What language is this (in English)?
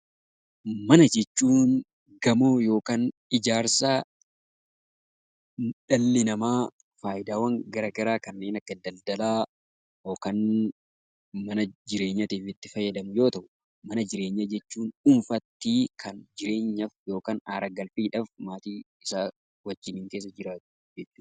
Oromo